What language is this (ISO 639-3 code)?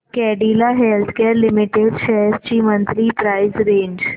mar